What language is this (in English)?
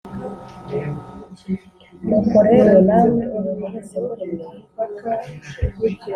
Kinyarwanda